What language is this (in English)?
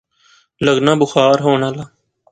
Pahari-Potwari